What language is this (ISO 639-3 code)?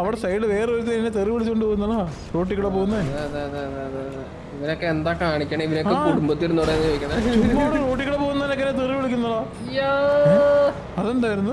mal